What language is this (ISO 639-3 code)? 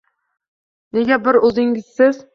uzb